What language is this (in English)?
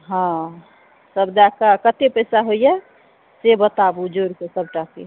Maithili